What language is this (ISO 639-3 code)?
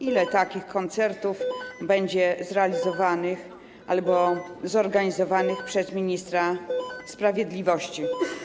pol